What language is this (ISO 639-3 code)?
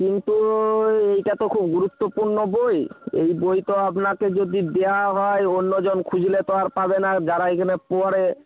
ben